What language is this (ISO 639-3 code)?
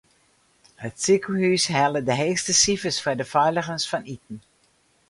fry